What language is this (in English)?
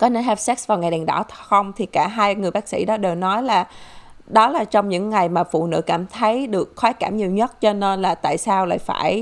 Vietnamese